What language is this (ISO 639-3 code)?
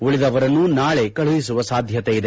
kan